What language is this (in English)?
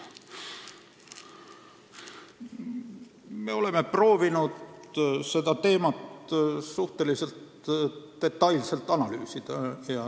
Estonian